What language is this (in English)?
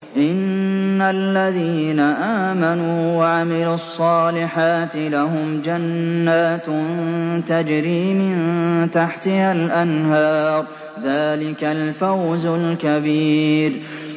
Arabic